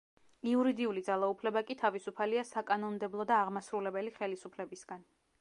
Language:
Georgian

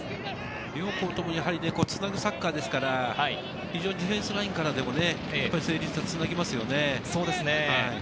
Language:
Japanese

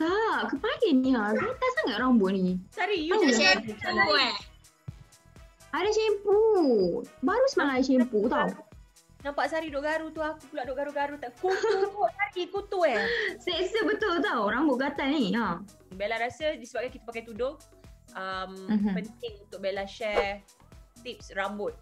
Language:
Malay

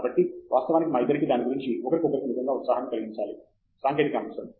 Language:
Telugu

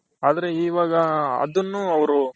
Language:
Kannada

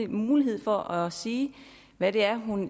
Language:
Danish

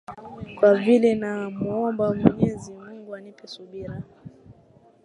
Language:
Swahili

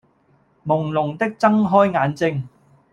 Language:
Cantonese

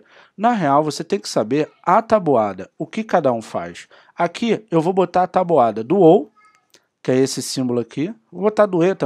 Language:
Portuguese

